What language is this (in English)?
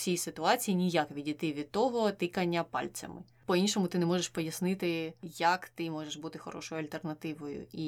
Ukrainian